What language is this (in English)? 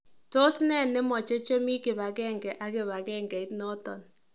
Kalenjin